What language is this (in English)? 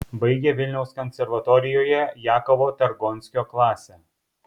Lithuanian